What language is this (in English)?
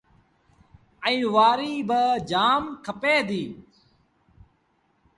Sindhi Bhil